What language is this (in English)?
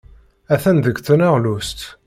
Kabyle